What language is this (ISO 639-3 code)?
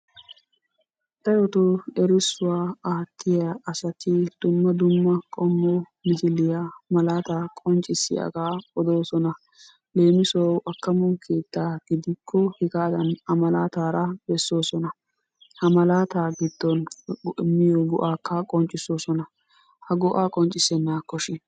wal